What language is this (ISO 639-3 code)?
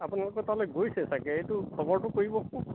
asm